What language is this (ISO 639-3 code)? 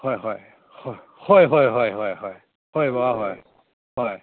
mni